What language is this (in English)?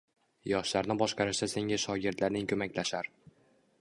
Uzbek